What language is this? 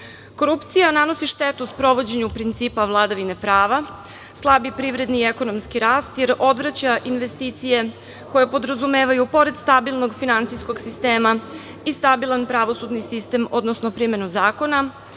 Serbian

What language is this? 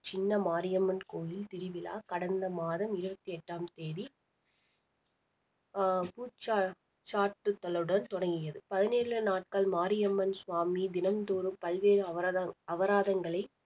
Tamil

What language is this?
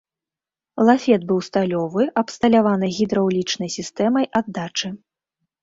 Belarusian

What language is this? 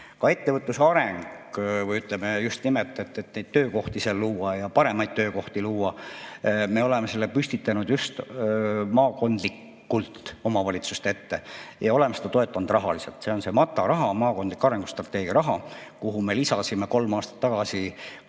Estonian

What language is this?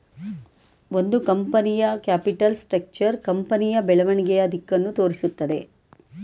Kannada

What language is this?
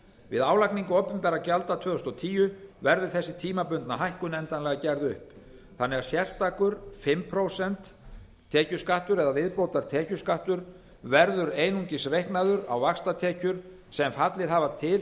Icelandic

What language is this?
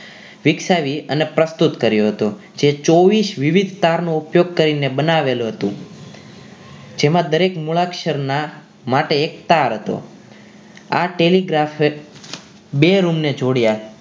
Gujarati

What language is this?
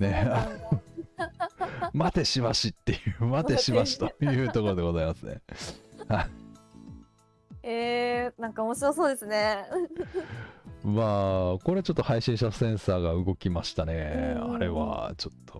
Japanese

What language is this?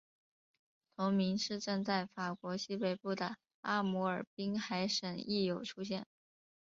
Chinese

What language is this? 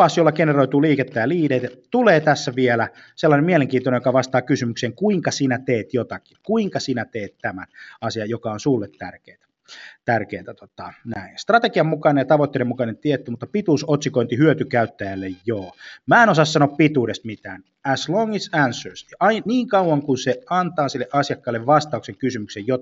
Finnish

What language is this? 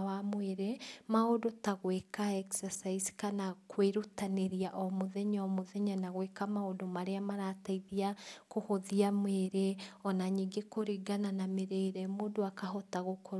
Kikuyu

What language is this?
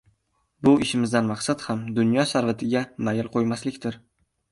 Uzbek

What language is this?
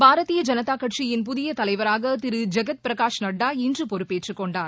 Tamil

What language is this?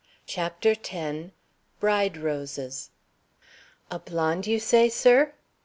English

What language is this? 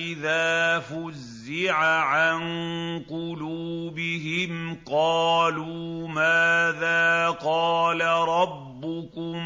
Arabic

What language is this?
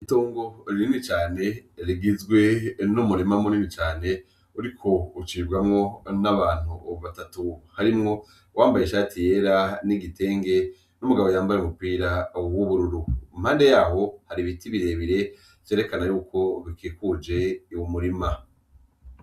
Rundi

